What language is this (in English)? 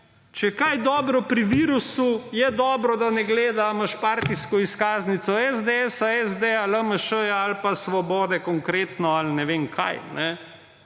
Slovenian